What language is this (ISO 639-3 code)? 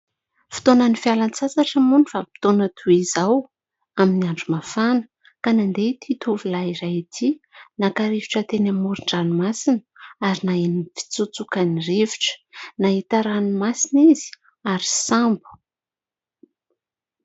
mlg